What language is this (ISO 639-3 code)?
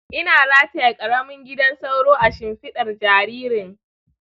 hau